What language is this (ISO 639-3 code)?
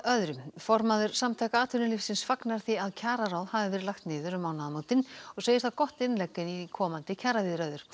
isl